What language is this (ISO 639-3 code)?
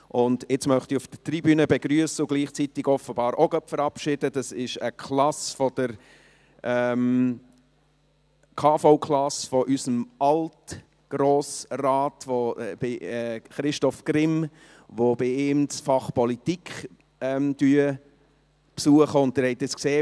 gsw